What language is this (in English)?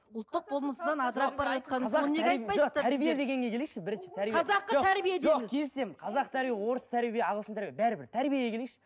Kazakh